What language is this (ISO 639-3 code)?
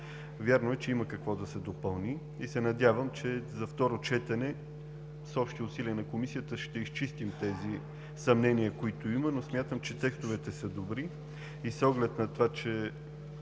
bul